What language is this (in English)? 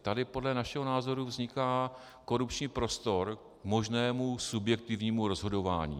Czech